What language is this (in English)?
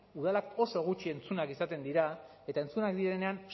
Basque